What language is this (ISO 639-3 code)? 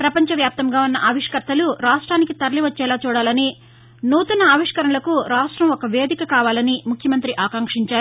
tel